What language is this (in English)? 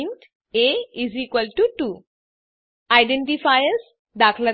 Gujarati